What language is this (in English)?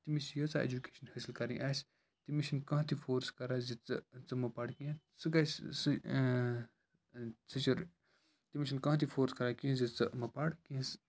Kashmiri